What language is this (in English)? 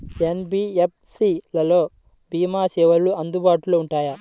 Telugu